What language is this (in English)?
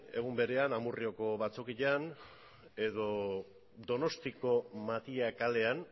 Basque